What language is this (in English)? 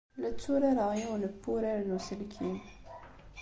Kabyle